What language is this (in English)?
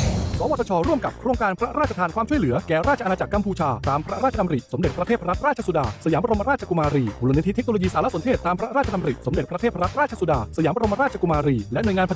Thai